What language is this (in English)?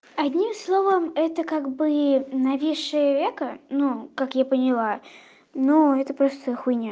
Russian